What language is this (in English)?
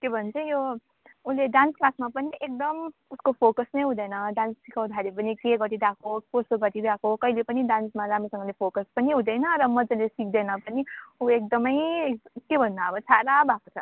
Nepali